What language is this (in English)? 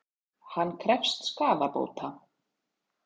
Icelandic